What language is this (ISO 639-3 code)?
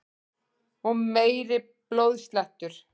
isl